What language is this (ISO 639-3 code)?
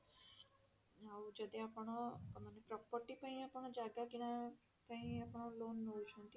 ori